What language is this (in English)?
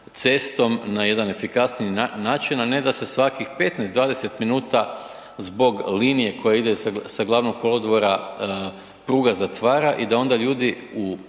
Croatian